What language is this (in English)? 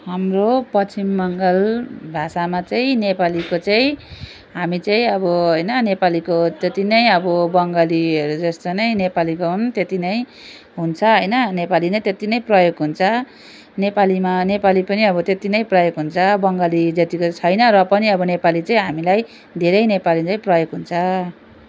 Nepali